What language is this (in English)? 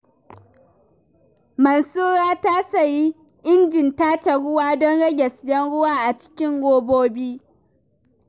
Hausa